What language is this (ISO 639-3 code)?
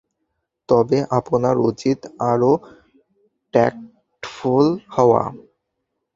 ben